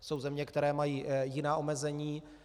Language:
Czech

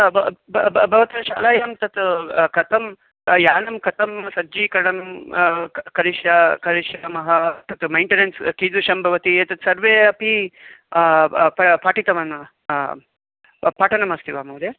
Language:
Sanskrit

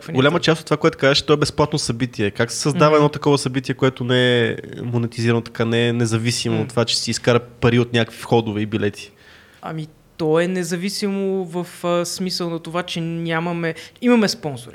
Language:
Bulgarian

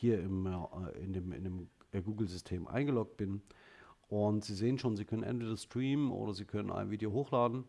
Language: German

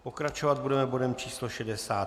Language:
Czech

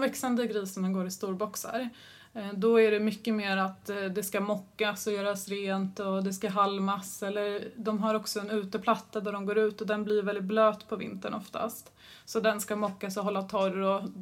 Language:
Swedish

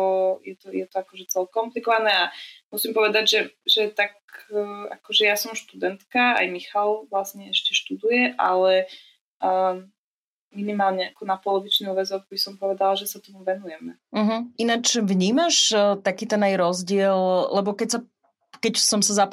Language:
Slovak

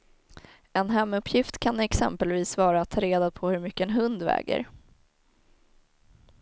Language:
Swedish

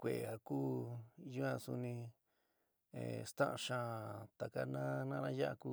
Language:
San Miguel El Grande Mixtec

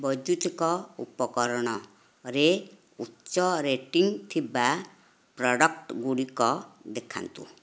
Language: Odia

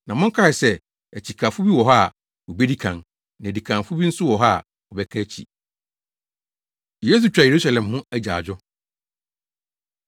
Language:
Akan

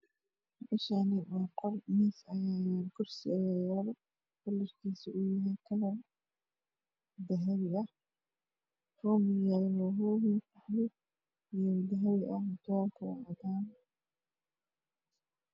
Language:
Somali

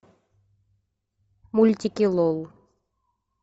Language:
Russian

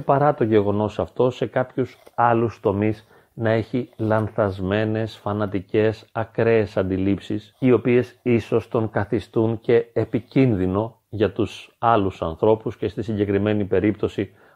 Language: Greek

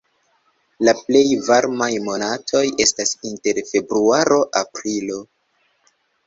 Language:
Esperanto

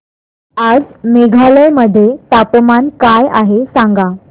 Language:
Marathi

